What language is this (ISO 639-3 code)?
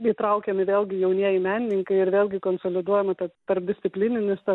lit